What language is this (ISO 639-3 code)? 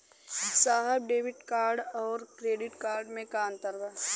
bho